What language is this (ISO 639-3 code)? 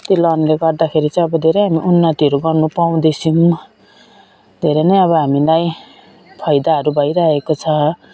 nep